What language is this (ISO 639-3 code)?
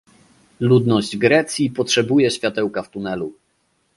pol